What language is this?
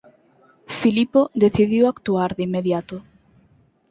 Galician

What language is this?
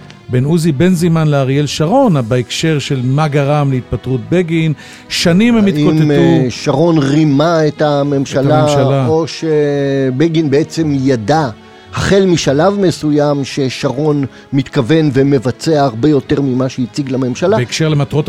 Hebrew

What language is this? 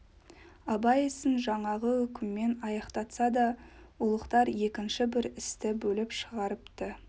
Kazakh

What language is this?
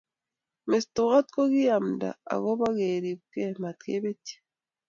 Kalenjin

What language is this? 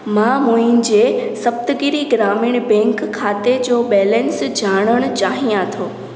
Sindhi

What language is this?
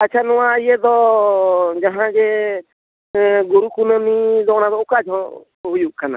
Santali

